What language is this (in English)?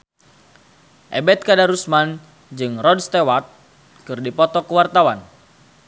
Sundanese